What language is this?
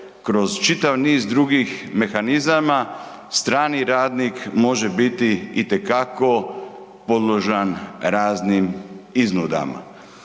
Croatian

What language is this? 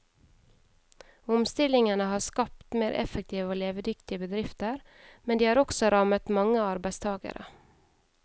Norwegian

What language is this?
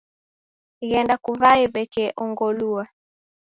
Taita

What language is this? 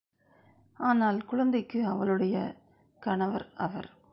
Tamil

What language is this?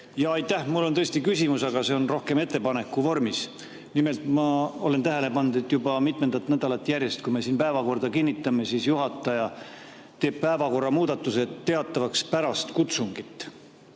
Estonian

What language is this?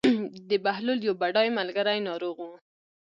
Pashto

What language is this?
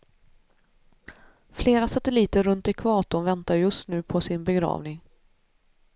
Swedish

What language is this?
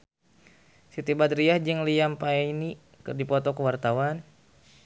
Sundanese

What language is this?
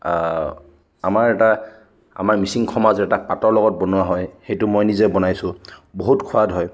Assamese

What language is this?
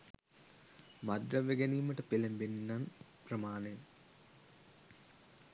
Sinhala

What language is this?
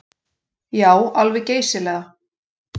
Icelandic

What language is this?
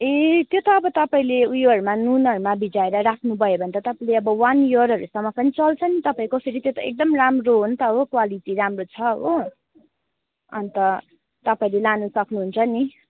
Nepali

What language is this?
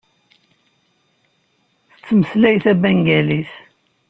Kabyle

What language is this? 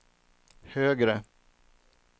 Swedish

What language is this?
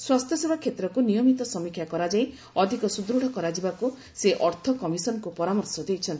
Odia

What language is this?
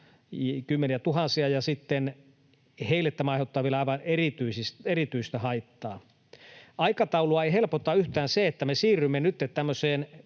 Finnish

